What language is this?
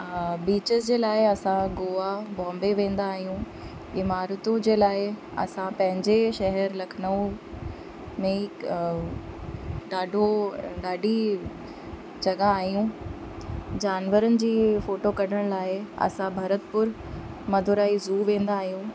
Sindhi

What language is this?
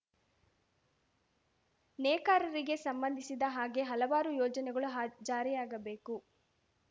Kannada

